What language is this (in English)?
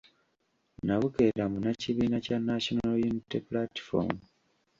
Ganda